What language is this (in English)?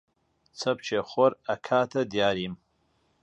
Central Kurdish